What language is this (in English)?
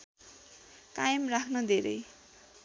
Nepali